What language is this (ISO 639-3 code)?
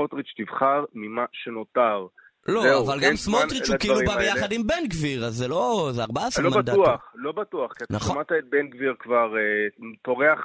heb